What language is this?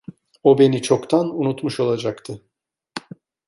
Turkish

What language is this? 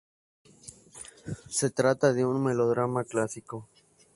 Spanish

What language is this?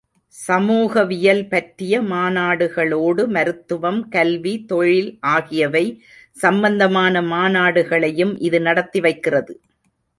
Tamil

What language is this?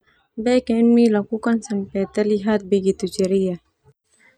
Termanu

